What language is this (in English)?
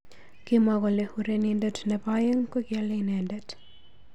Kalenjin